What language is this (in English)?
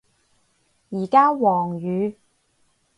Cantonese